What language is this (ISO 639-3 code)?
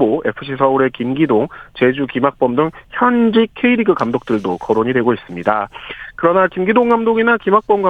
kor